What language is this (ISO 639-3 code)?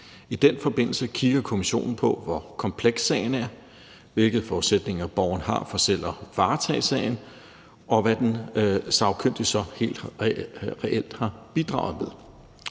dan